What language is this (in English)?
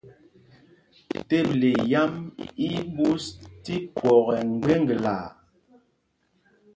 Mpumpong